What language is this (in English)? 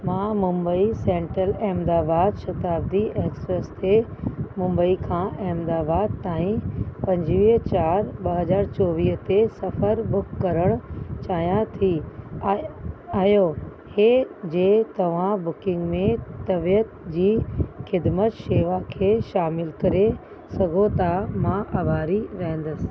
Sindhi